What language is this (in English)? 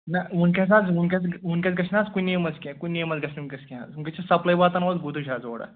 Kashmiri